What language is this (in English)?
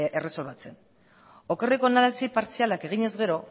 Basque